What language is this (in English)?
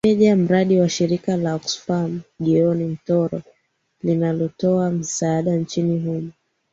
Swahili